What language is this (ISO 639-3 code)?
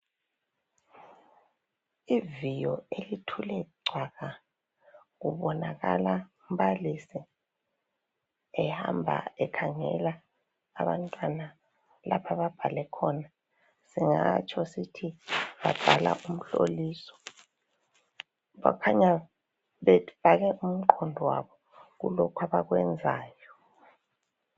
nde